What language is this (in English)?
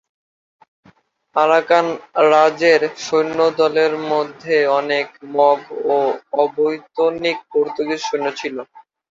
Bangla